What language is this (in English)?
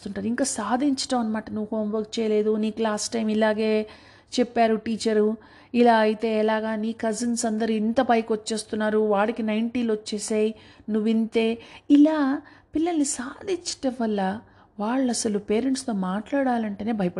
Telugu